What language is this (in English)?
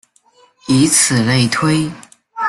Chinese